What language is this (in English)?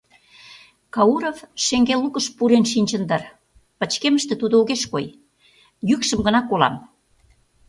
Mari